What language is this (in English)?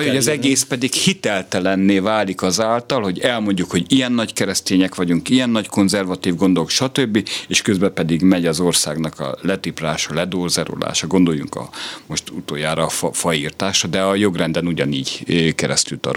Hungarian